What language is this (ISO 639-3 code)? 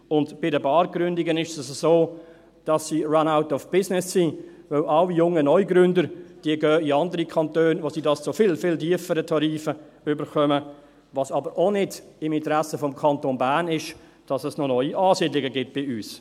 gsw